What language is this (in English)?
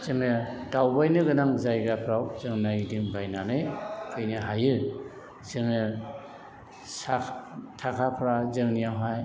Bodo